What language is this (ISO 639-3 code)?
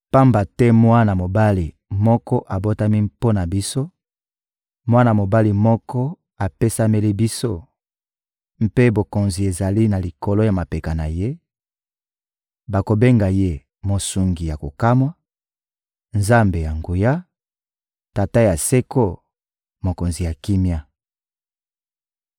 lin